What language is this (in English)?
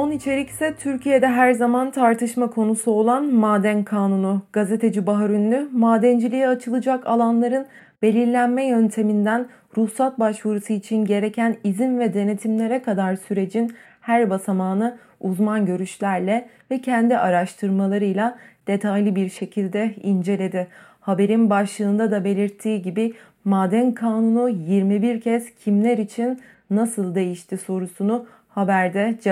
Turkish